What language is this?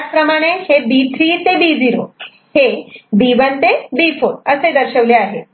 Marathi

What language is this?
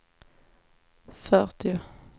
Swedish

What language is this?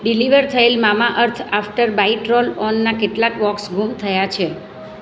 Gujarati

